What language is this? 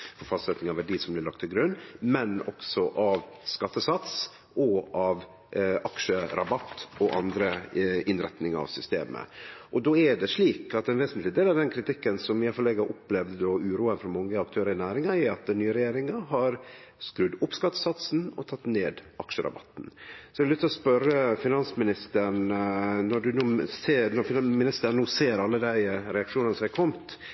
Norwegian Nynorsk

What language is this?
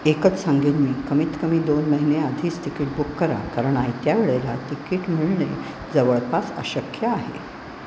Marathi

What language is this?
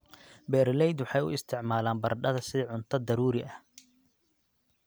Somali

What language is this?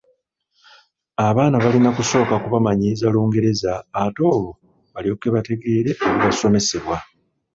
Ganda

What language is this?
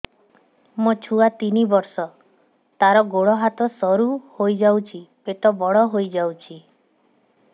Odia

